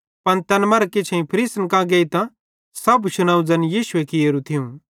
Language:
Bhadrawahi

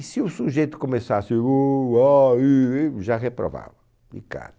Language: Portuguese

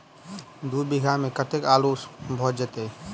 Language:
Maithili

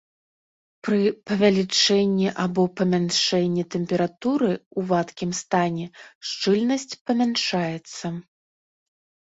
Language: Belarusian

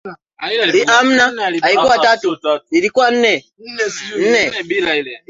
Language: Swahili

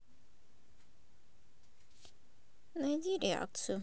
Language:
Russian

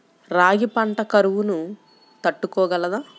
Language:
Telugu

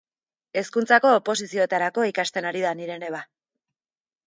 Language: Basque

